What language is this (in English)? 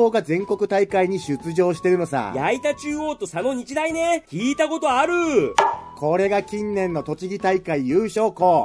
Japanese